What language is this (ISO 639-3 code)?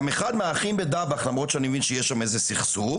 heb